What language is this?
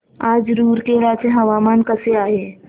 Marathi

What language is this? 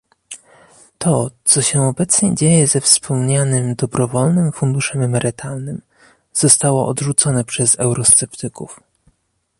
Polish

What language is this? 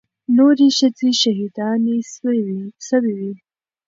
Pashto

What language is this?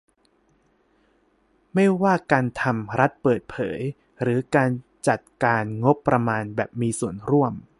Thai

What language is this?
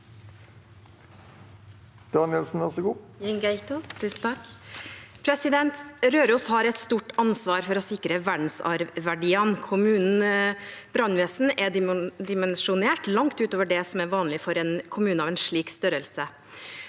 Norwegian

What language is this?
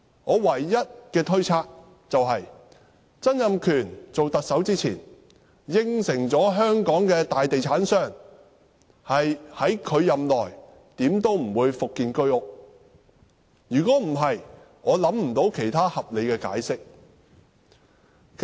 Cantonese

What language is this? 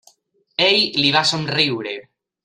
Catalan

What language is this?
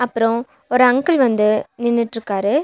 Tamil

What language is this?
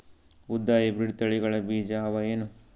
Kannada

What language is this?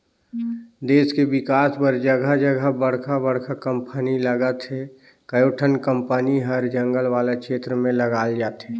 Chhattisgarhi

